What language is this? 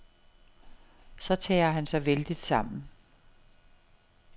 Danish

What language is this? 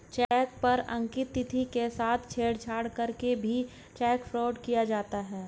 Hindi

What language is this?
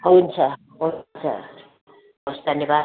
Nepali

